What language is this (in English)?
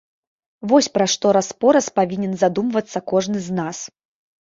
Belarusian